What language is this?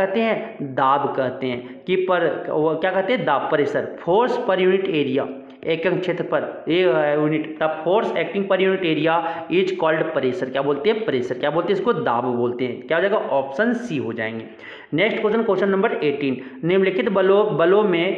Hindi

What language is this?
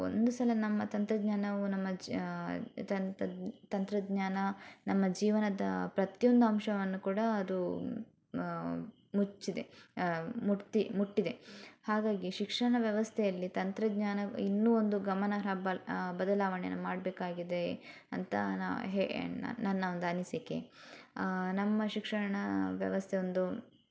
Kannada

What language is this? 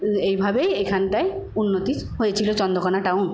Bangla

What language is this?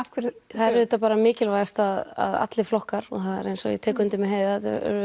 Icelandic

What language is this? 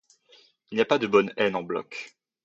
French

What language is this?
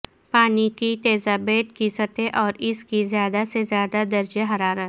Urdu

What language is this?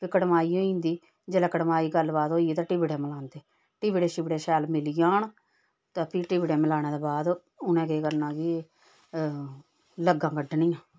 Dogri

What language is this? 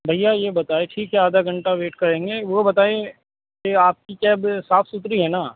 Urdu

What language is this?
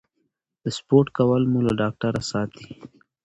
Pashto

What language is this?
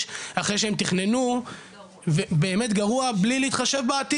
Hebrew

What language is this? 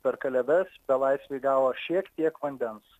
Lithuanian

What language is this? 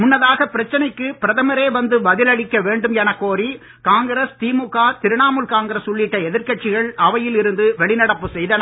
Tamil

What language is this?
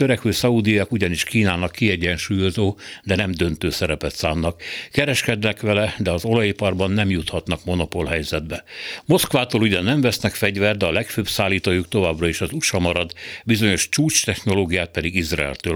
Hungarian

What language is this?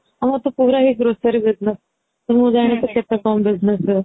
Odia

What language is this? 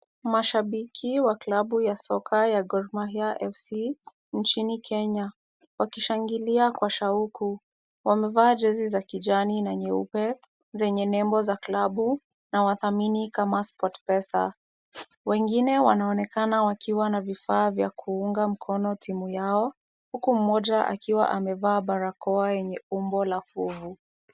Swahili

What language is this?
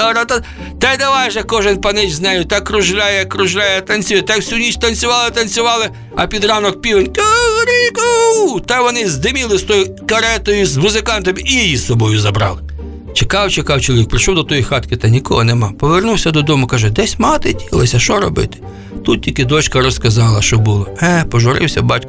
Ukrainian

